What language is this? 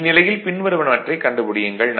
Tamil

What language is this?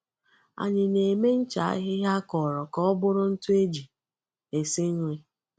Igbo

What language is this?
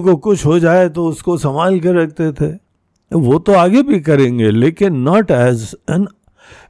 Hindi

